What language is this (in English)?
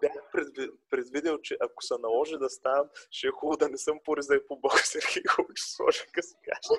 Bulgarian